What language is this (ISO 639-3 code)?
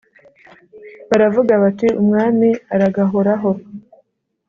kin